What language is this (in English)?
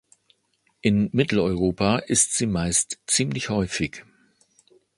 German